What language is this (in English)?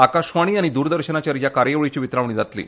Konkani